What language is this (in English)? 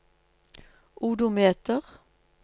Norwegian